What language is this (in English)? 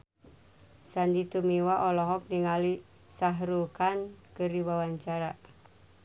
Sundanese